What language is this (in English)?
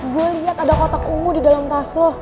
Indonesian